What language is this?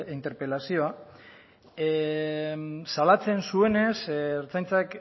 Basque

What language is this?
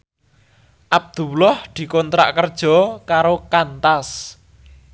Javanese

